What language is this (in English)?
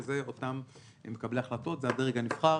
Hebrew